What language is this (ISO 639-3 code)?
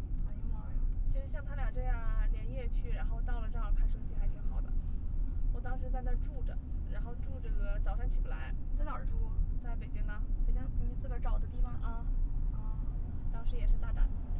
zho